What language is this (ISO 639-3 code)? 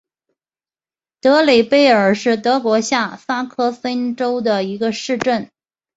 zho